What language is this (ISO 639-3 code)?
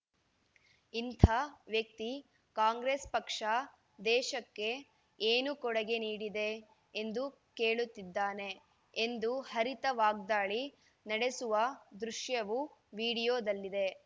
kan